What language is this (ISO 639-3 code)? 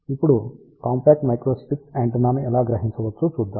tel